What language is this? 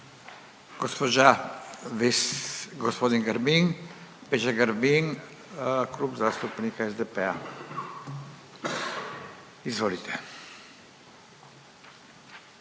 Croatian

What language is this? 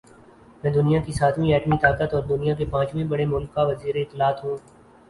Urdu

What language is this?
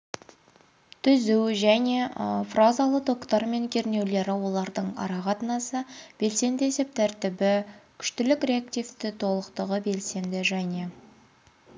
Kazakh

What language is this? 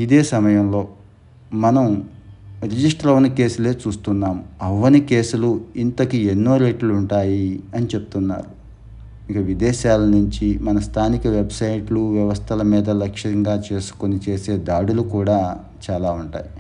Telugu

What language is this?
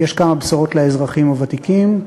Hebrew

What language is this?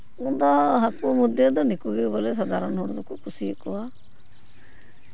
Santali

